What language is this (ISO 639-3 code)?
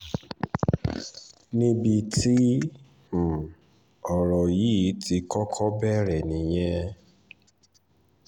yor